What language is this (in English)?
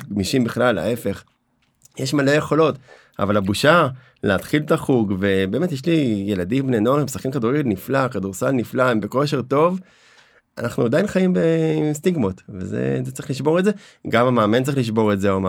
Hebrew